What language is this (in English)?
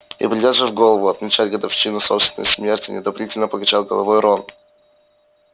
Russian